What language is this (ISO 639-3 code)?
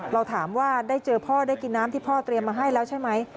tha